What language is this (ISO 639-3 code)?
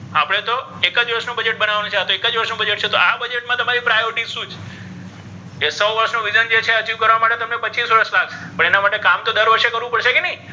guj